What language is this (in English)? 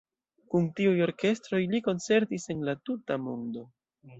Esperanto